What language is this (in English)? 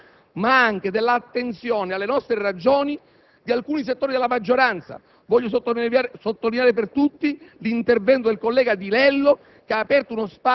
Italian